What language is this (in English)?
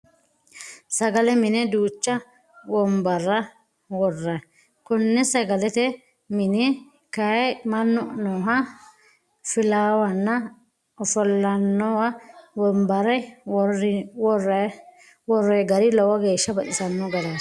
Sidamo